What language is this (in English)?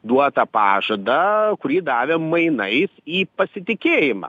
Lithuanian